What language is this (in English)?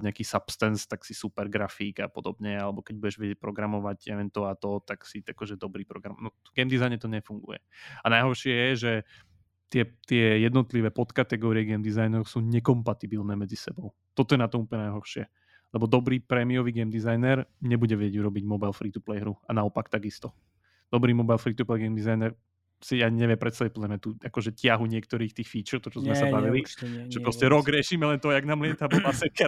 Slovak